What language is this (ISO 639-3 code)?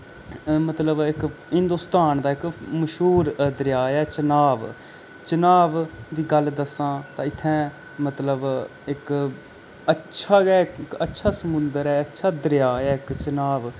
doi